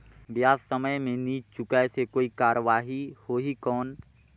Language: Chhattisgarhi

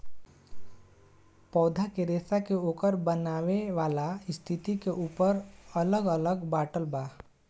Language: Bhojpuri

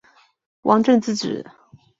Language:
Chinese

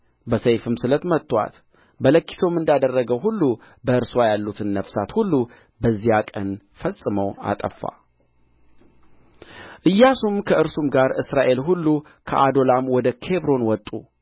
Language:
Amharic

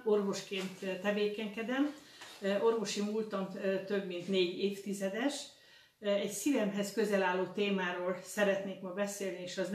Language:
Hungarian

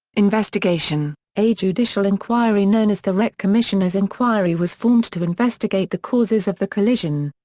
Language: English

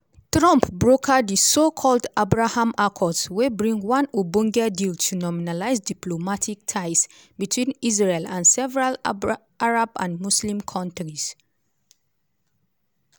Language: Nigerian Pidgin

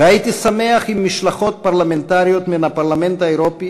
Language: Hebrew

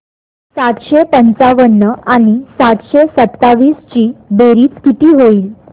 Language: Marathi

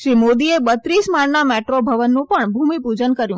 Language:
Gujarati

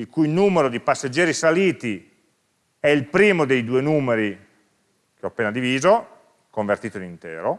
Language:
Italian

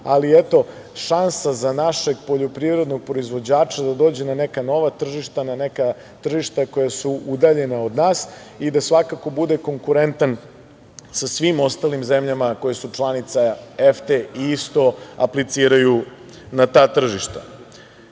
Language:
Serbian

